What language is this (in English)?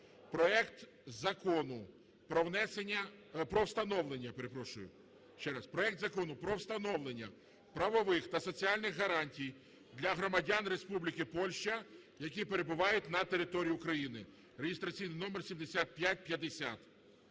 Ukrainian